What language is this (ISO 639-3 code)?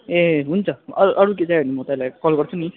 nep